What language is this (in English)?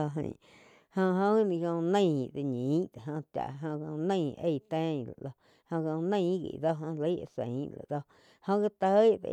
Quiotepec Chinantec